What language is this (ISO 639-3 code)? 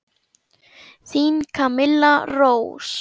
isl